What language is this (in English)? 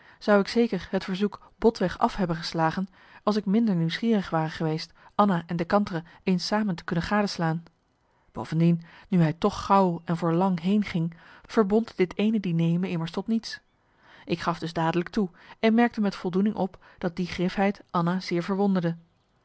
Dutch